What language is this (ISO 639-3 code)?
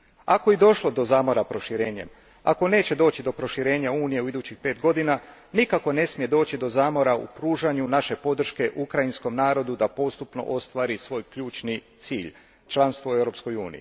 hrv